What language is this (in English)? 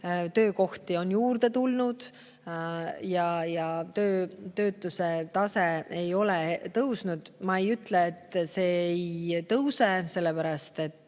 Estonian